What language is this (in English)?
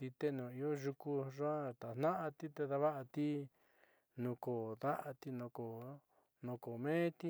Southeastern Nochixtlán Mixtec